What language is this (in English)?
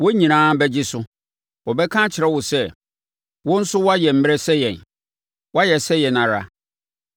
Akan